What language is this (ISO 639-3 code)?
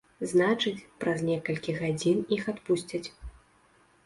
bel